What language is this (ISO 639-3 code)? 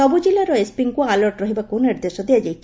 ori